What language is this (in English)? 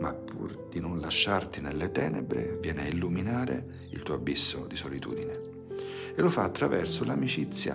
Italian